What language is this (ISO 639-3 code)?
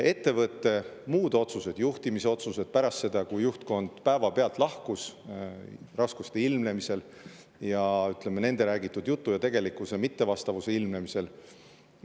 est